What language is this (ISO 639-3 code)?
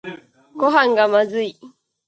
jpn